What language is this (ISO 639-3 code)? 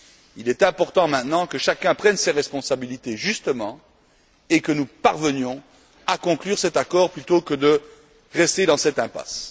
fra